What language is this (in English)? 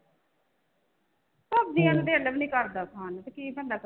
Punjabi